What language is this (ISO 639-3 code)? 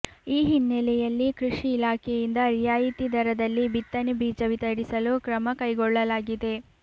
kan